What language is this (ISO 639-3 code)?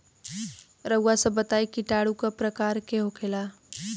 bho